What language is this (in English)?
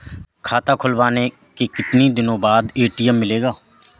Hindi